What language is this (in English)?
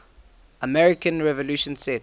English